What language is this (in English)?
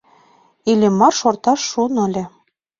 Mari